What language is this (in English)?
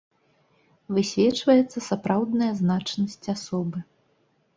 Belarusian